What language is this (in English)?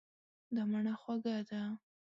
Pashto